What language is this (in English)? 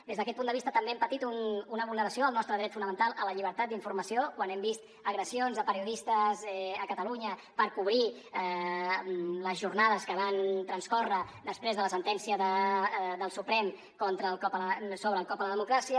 Catalan